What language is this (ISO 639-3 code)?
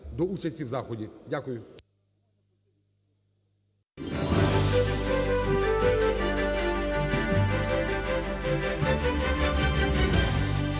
ukr